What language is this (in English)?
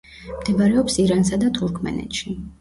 Georgian